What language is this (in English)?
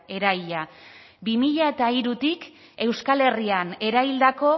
Basque